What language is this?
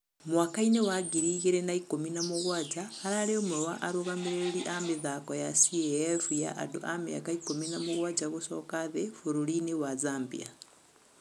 Kikuyu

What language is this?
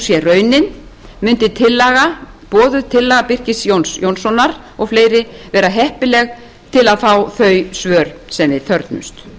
Icelandic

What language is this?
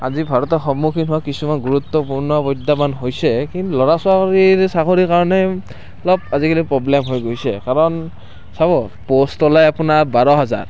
Assamese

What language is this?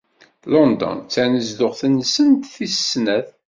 Kabyle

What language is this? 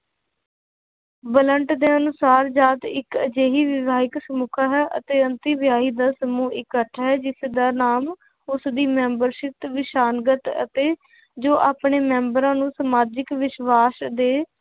Punjabi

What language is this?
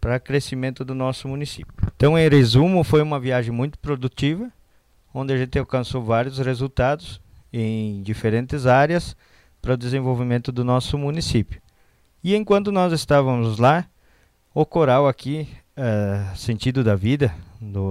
Portuguese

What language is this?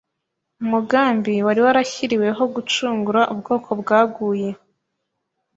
Kinyarwanda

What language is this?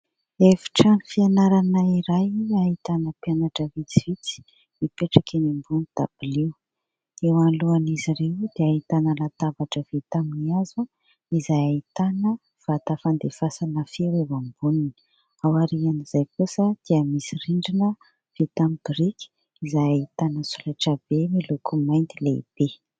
Malagasy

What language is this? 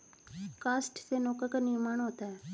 Hindi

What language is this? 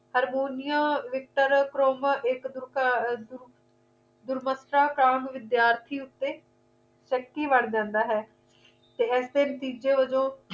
Punjabi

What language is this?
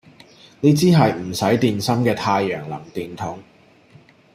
Cantonese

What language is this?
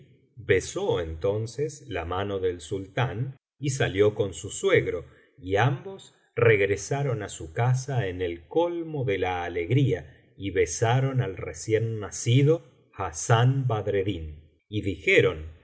Spanish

